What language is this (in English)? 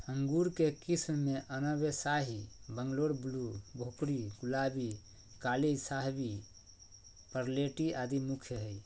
Magahi